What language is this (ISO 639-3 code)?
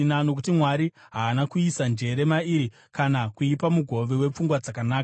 sna